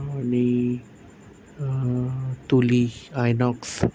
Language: Marathi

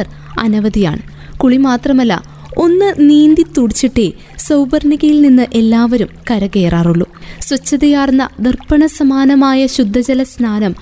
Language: Malayalam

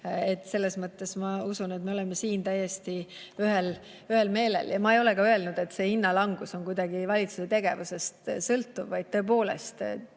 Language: Estonian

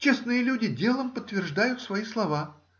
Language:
Russian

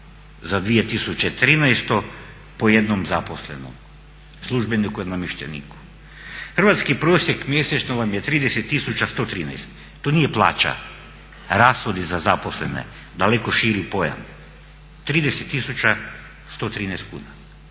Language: Croatian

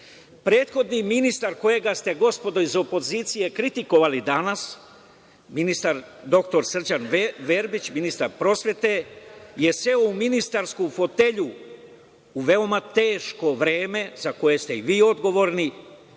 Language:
Serbian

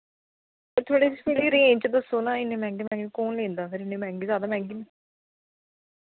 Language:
Dogri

